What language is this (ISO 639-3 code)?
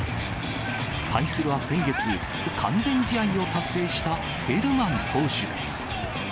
jpn